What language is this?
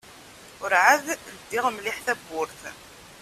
Kabyle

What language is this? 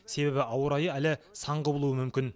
Kazakh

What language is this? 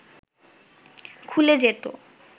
Bangla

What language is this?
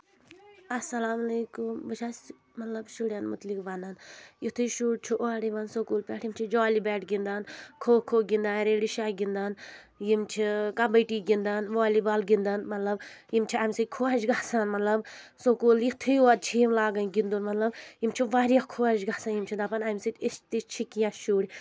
Kashmiri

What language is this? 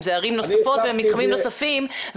Hebrew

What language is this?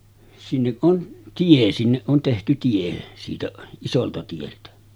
Finnish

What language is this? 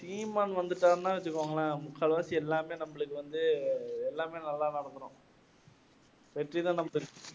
Tamil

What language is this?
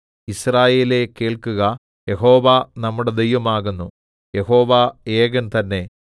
Malayalam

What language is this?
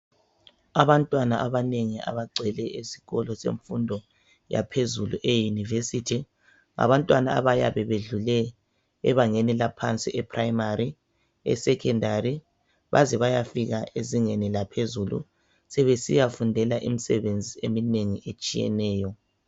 North Ndebele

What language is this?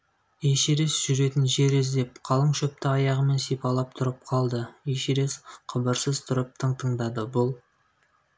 Kazakh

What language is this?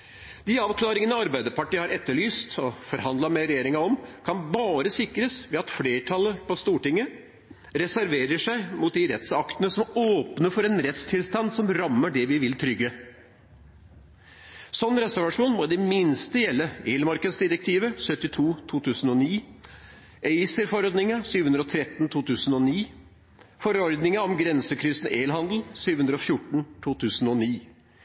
Norwegian Bokmål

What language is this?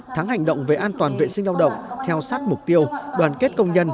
Vietnamese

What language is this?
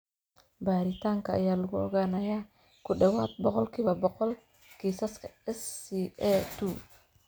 Somali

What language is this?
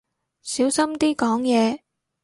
Cantonese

